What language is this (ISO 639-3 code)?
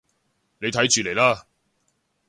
yue